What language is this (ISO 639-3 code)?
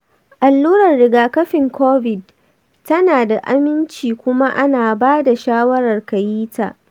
hau